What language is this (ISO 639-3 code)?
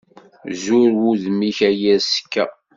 kab